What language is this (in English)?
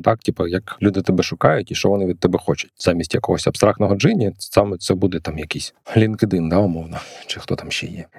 Ukrainian